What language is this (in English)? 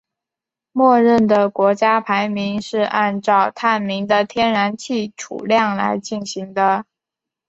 Chinese